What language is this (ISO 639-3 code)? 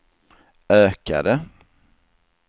swe